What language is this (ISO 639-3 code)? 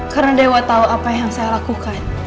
ind